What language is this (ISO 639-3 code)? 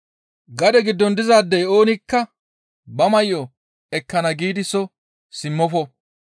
gmv